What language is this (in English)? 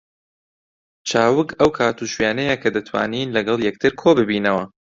Central Kurdish